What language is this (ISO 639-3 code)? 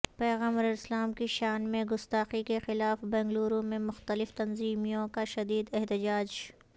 urd